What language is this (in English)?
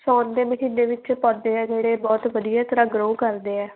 Punjabi